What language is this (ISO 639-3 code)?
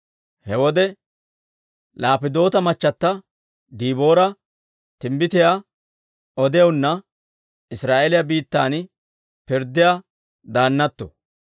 dwr